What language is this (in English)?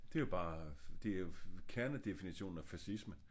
Danish